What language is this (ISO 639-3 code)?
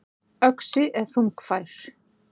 isl